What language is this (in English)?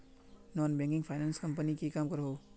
Magahi